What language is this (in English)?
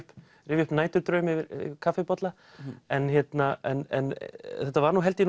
Icelandic